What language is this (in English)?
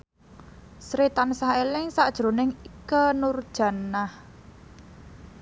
Javanese